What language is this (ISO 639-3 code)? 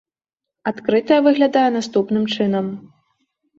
bel